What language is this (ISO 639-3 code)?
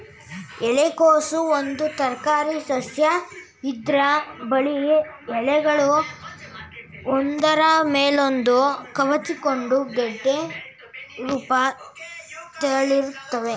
kan